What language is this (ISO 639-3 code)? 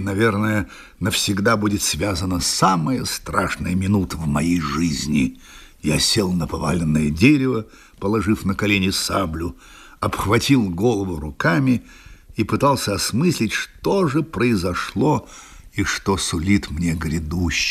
rus